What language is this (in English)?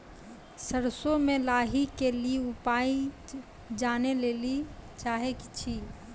Maithili